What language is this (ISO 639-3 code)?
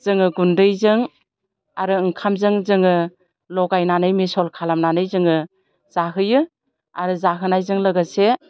brx